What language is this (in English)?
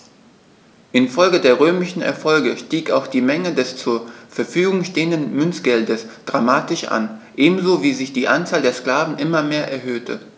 German